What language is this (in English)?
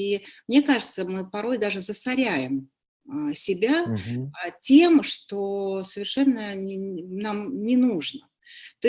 Russian